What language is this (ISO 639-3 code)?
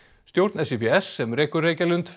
isl